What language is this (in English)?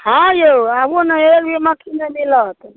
Maithili